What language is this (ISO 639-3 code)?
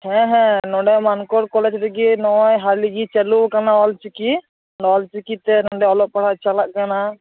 sat